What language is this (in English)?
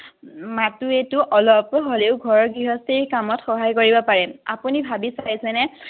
Assamese